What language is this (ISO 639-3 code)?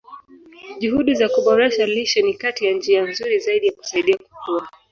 swa